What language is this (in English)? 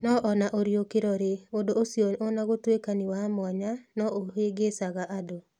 Kikuyu